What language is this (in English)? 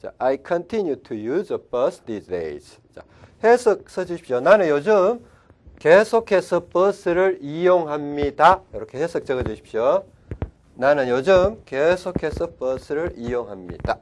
Korean